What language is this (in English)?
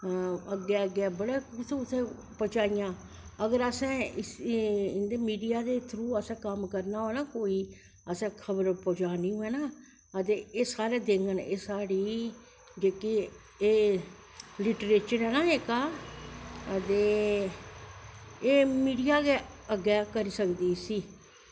Dogri